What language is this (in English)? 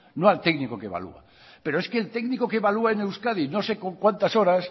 Spanish